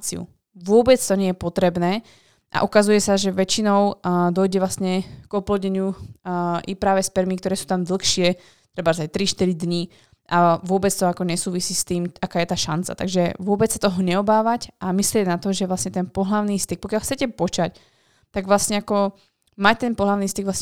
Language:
Slovak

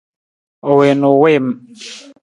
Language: Nawdm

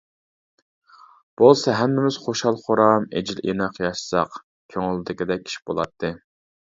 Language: Uyghur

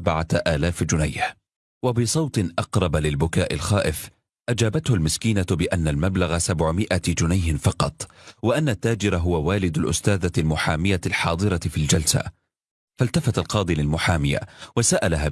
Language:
Arabic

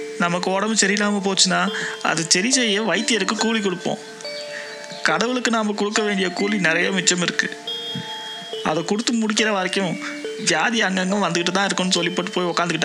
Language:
Tamil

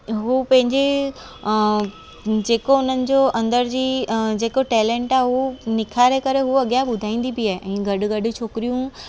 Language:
Sindhi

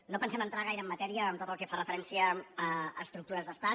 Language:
Catalan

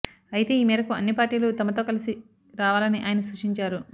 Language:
Telugu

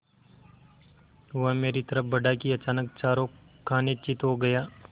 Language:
Hindi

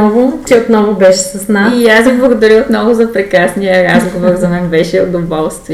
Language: Bulgarian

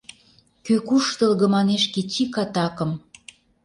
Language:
Mari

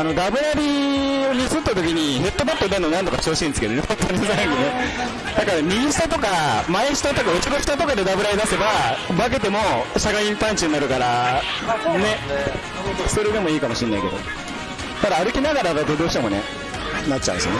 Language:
Japanese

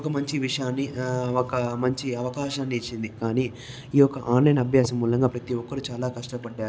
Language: Telugu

